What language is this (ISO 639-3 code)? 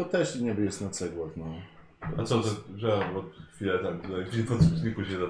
pol